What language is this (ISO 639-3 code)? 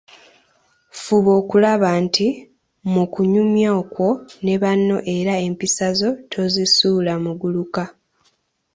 lug